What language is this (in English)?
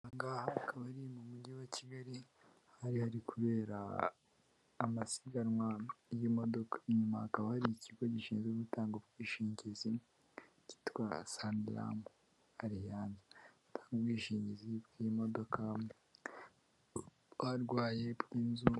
Kinyarwanda